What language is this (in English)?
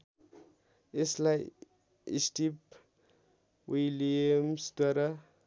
Nepali